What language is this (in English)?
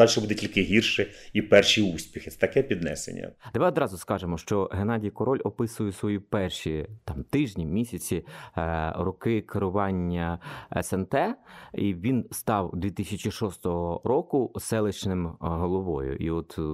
Ukrainian